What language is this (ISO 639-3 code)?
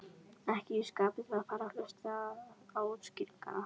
isl